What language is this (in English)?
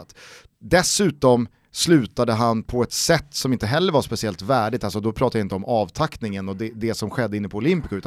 Swedish